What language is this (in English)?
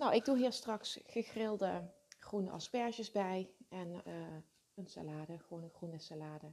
Dutch